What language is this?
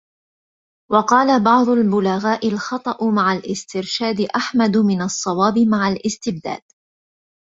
Arabic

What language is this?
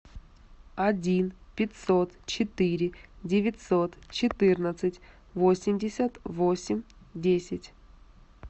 Russian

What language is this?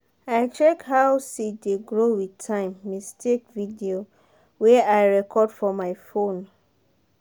Nigerian Pidgin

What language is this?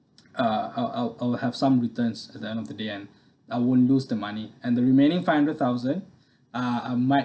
English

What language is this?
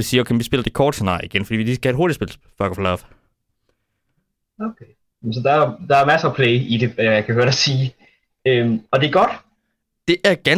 Danish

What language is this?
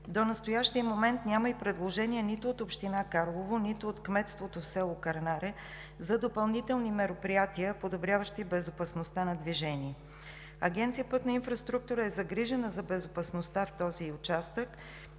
Bulgarian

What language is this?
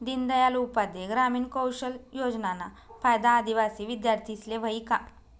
Marathi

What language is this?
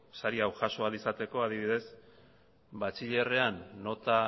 Basque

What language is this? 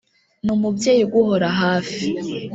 Kinyarwanda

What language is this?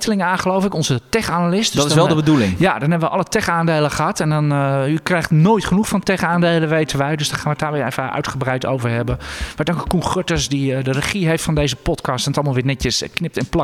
Dutch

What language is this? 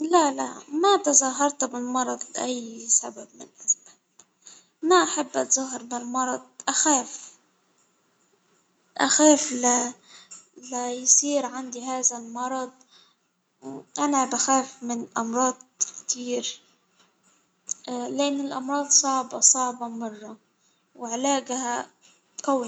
Hijazi Arabic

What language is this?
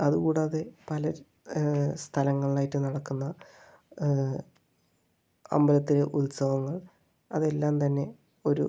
Malayalam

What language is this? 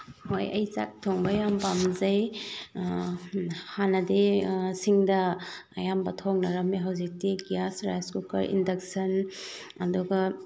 Manipuri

